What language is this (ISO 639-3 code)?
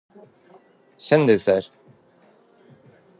nob